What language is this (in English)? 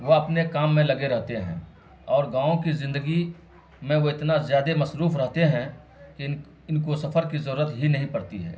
Urdu